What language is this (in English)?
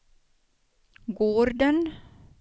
Swedish